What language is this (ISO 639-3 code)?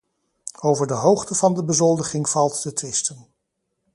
nld